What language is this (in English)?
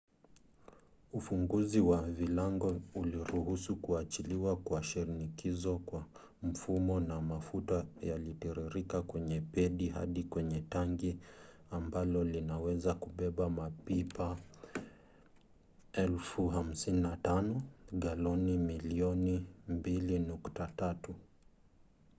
Swahili